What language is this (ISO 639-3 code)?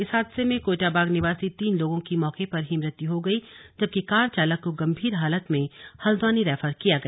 hin